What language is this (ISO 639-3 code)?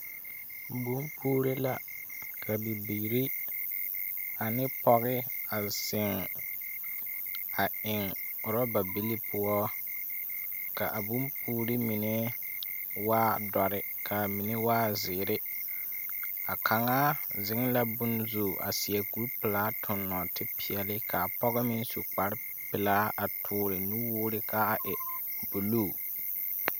dga